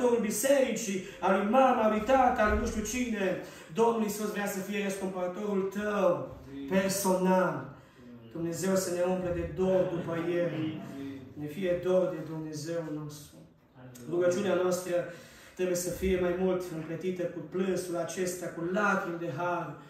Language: Romanian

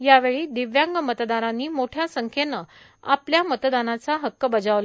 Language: Marathi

